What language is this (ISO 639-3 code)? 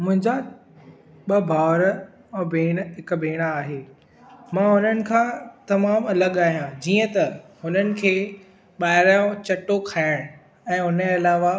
snd